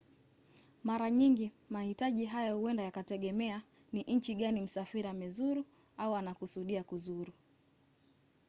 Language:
Swahili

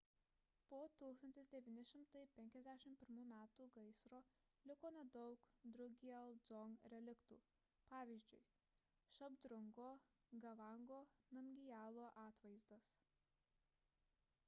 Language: Lithuanian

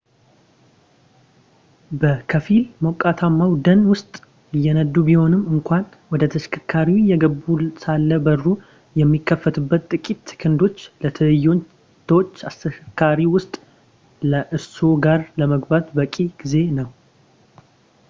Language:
Amharic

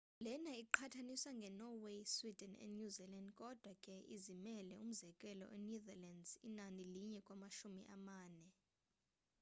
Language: Xhosa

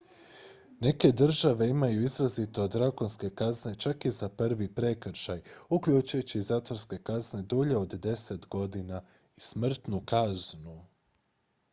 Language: Croatian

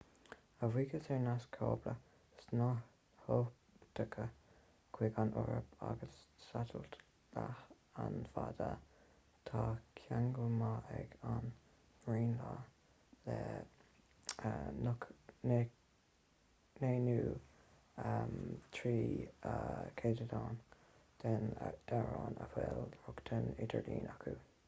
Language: Irish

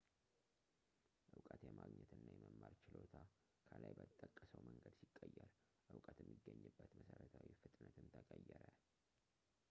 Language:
Amharic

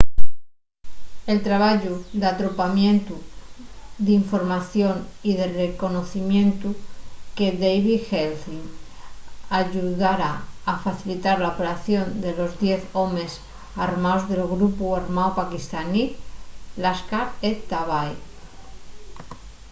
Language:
Asturian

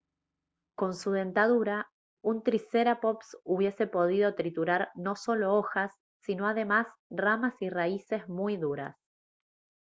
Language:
Spanish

